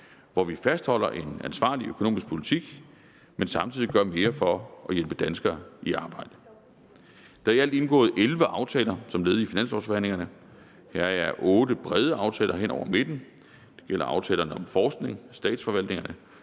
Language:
Danish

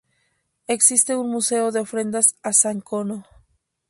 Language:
Spanish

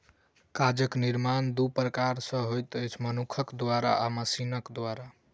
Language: Maithili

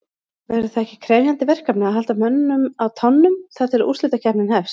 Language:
Icelandic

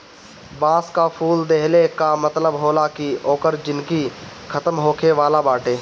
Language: Bhojpuri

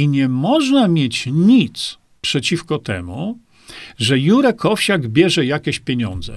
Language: Polish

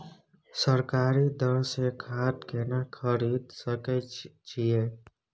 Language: Maithili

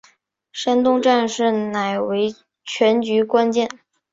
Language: Chinese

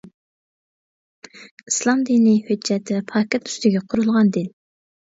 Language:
Uyghur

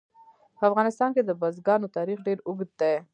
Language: Pashto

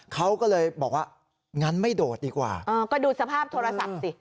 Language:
Thai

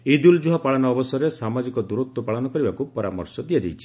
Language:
Odia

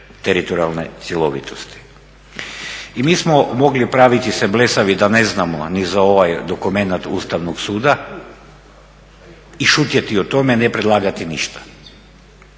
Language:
Croatian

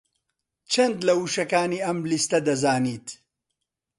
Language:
Central Kurdish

